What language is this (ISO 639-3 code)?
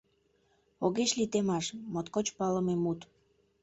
chm